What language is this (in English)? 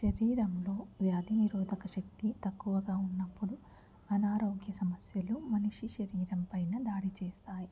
Telugu